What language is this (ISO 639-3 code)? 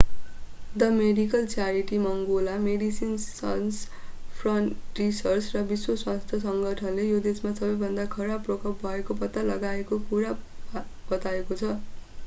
nep